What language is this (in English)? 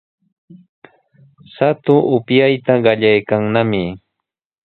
Sihuas Ancash Quechua